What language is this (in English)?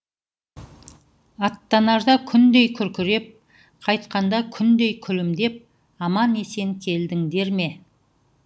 Kazakh